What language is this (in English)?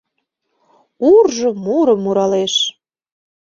Mari